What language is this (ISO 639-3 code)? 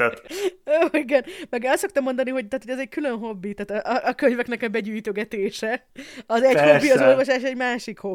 hun